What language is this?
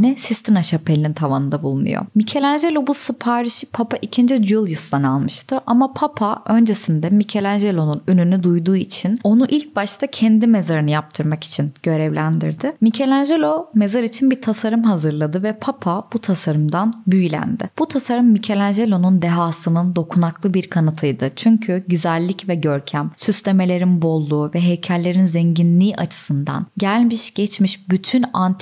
Turkish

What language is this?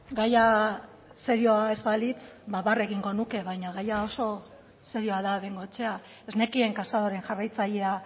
Basque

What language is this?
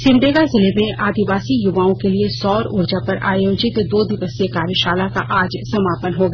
Hindi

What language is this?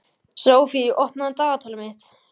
Icelandic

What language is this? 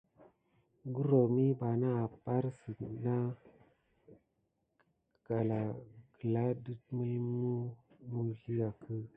Gidar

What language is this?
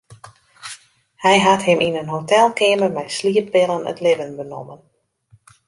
Western Frisian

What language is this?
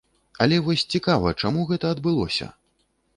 Belarusian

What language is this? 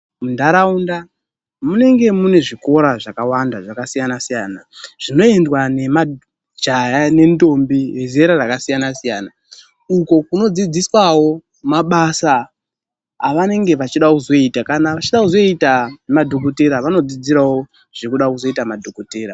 Ndau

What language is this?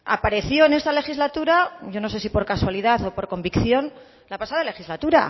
Spanish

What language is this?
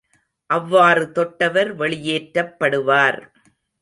Tamil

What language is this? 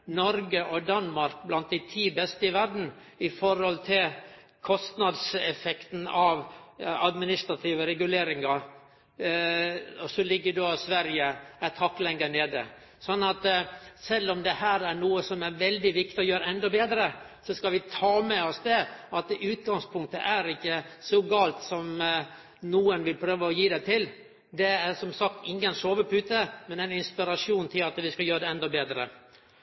Norwegian Nynorsk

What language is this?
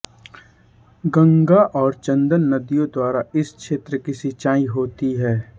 Hindi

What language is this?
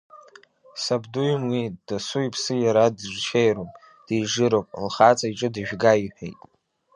Abkhazian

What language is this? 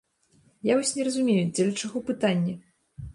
Belarusian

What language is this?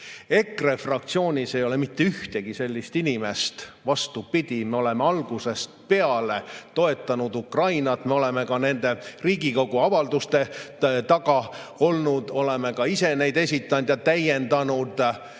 Estonian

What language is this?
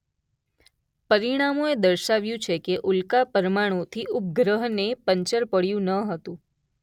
Gujarati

